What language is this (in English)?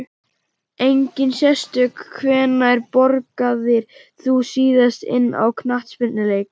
Icelandic